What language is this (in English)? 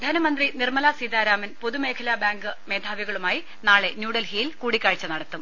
Malayalam